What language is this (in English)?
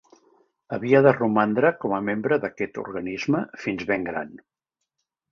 Catalan